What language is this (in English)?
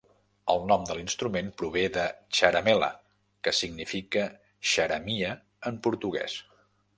Catalan